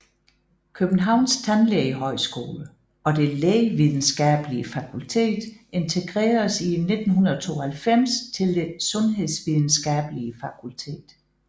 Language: Danish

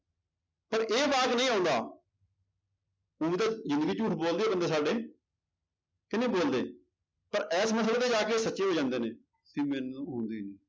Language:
Punjabi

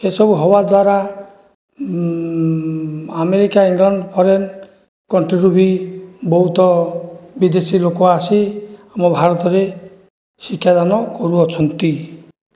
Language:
Odia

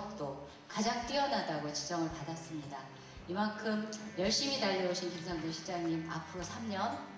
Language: Korean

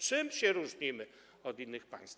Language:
Polish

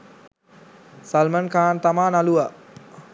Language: Sinhala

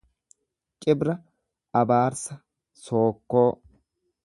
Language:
Oromo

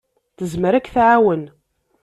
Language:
Kabyle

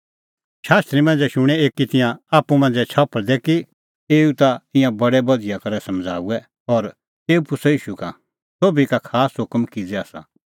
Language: Kullu Pahari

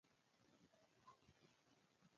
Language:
Pashto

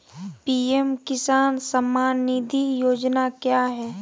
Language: Magahi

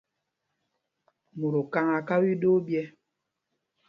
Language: Mpumpong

